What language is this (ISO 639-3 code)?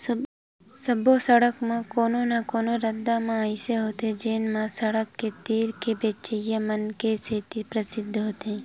hne